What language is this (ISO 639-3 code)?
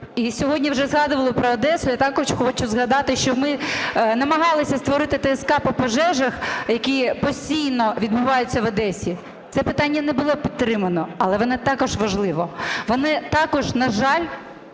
ukr